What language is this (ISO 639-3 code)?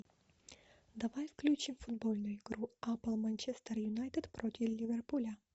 rus